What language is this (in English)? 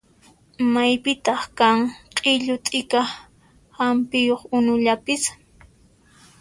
Puno Quechua